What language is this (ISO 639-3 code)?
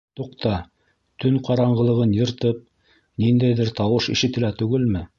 bak